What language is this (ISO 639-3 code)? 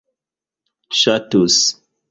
epo